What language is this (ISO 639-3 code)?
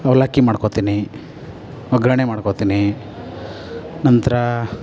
kan